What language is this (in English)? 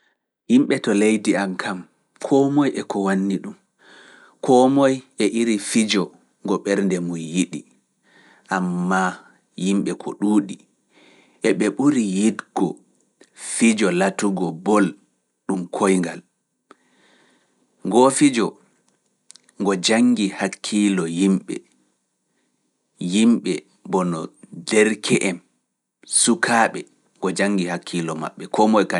Fula